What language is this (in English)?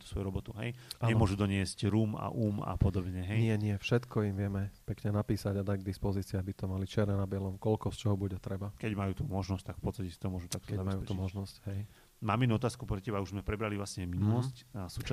Slovak